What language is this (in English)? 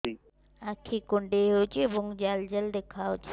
Odia